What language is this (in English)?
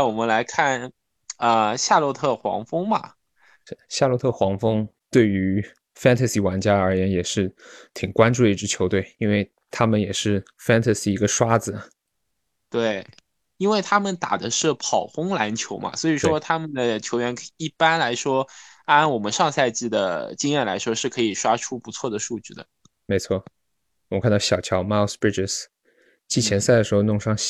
Chinese